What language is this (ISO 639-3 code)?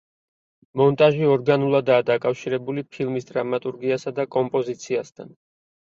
kat